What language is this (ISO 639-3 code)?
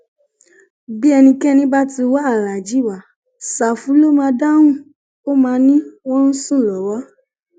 yor